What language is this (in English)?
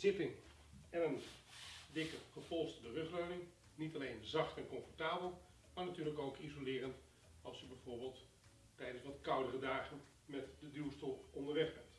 Dutch